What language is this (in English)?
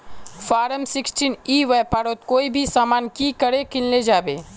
Magahi